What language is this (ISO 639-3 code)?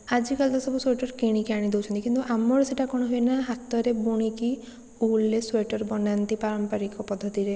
ori